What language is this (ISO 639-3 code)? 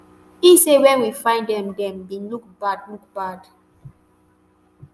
pcm